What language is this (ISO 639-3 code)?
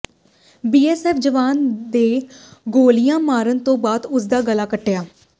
pan